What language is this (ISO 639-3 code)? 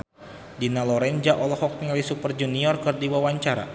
sun